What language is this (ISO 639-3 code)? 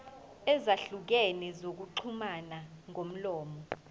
zul